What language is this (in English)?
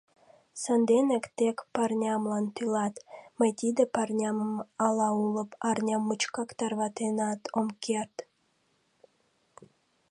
Mari